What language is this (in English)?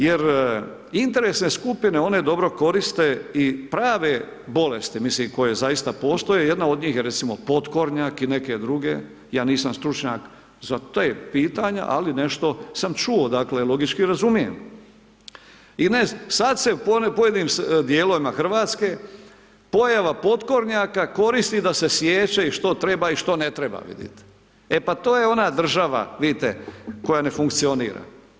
Croatian